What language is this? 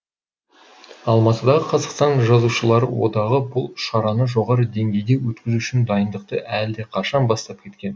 Kazakh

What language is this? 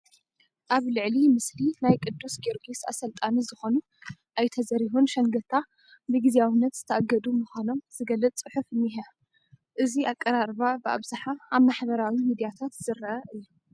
Tigrinya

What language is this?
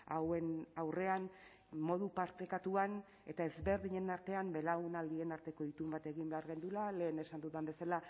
Basque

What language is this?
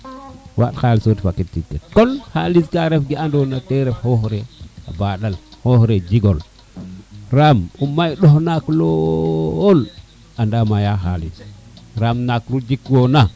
Serer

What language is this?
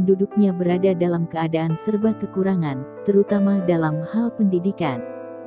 Indonesian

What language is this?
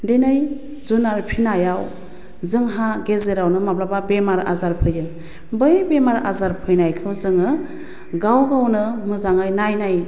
Bodo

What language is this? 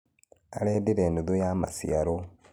Kikuyu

